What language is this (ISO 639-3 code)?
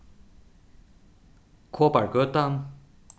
fao